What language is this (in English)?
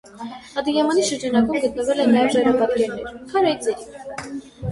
Armenian